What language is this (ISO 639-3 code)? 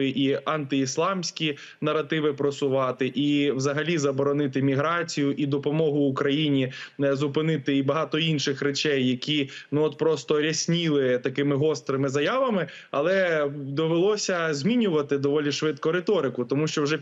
ukr